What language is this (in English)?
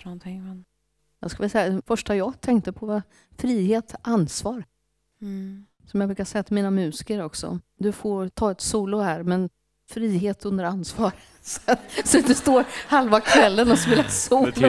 Swedish